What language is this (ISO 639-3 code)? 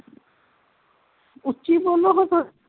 pan